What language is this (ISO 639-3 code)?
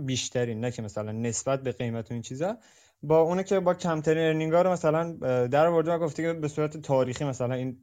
fas